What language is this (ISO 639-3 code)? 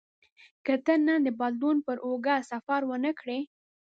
pus